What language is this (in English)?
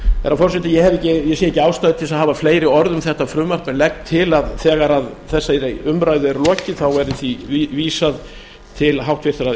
Icelandic